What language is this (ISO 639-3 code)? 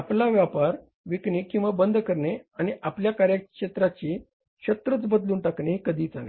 mar